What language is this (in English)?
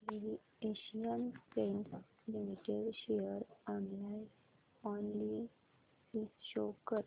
Marathi